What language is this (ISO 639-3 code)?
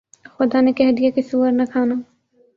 urd